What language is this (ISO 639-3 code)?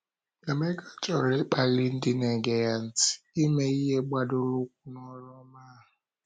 ibo